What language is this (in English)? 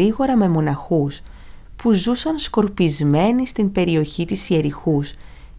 Greek